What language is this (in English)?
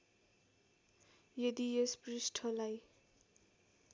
Nepali